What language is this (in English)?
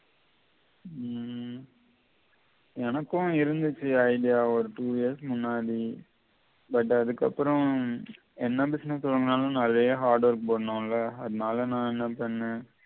Tamil